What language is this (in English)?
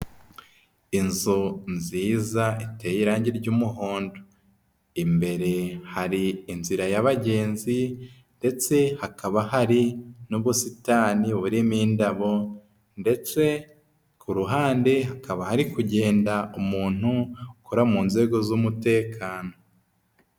Kinyarwanda